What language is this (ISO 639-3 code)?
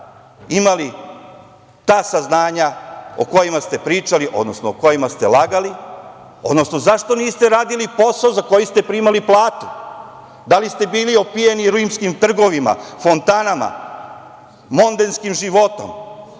srp